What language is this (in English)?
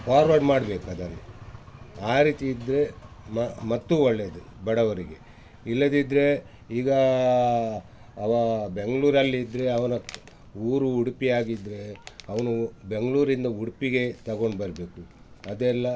Kannada